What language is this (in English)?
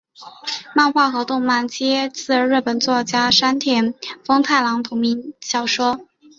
Chinese